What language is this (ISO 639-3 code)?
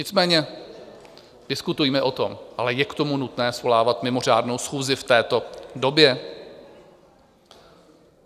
ces